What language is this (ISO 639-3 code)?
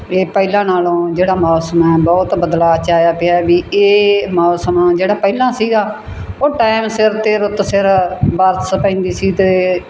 pan